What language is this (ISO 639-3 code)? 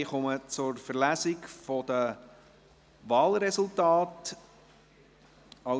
gsw